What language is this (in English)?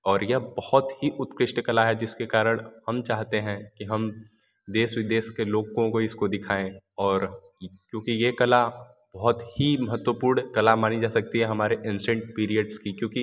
Hindi